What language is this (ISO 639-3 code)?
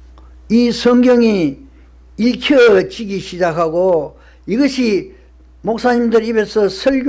kor